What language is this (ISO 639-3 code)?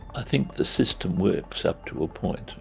eng